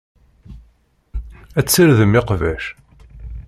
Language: Kabyle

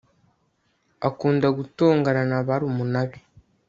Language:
Kinyarwanda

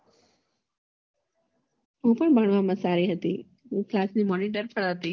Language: Gujarati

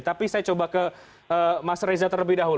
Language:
Indonesian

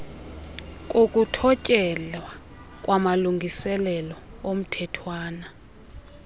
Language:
Xhosa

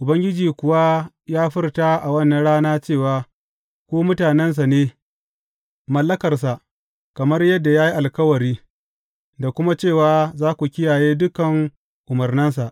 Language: Hausa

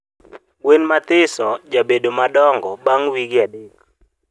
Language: Luo (Kenya and Tanzania)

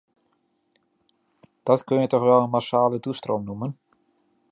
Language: Dutch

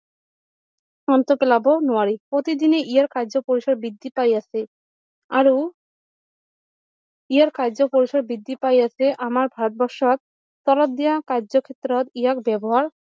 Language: Assamese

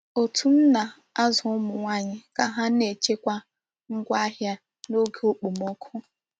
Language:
Igbo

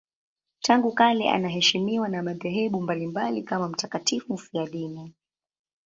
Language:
Swahili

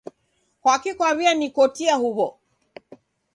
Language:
Taita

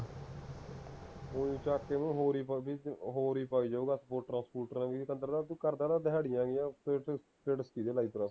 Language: Punjabi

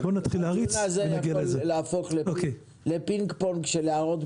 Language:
Hebrew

